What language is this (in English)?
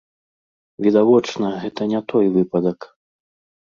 Belarusian